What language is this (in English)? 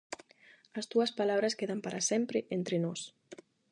Galician